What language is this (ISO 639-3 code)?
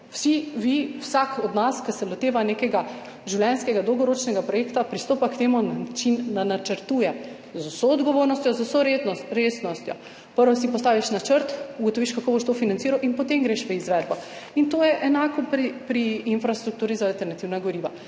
slv